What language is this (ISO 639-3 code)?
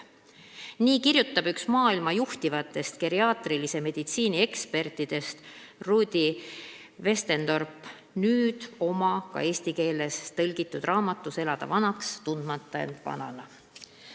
est